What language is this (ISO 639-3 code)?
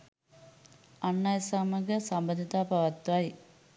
sin